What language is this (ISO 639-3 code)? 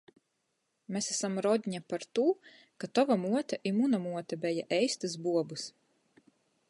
ltg